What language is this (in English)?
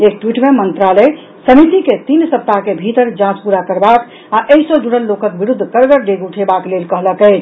Maithili